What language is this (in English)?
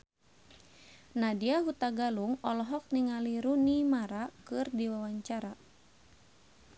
Sundanese